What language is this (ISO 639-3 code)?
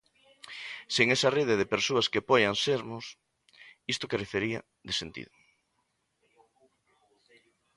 glg